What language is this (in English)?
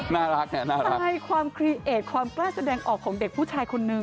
Thai